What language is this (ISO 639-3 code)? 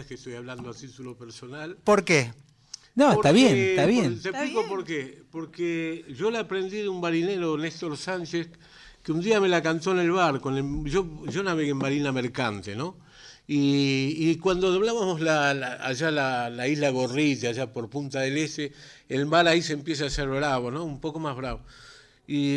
spa